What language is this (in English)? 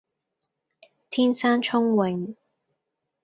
Cantonese